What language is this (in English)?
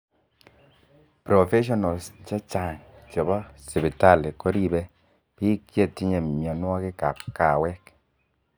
Kalenjin